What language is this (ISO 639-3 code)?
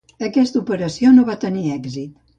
cat